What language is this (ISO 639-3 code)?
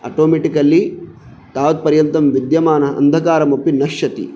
san